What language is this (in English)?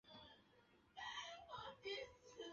Chinese